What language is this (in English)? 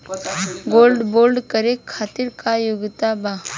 Bhojpuri